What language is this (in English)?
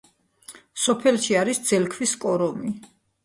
Georgian